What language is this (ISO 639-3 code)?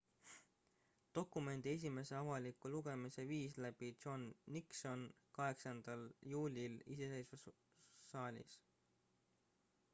est